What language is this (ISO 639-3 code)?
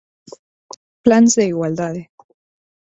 glg